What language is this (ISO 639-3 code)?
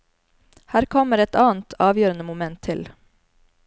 nor